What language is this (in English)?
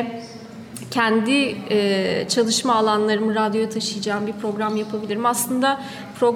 Turkish